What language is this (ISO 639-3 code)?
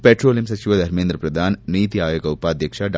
kan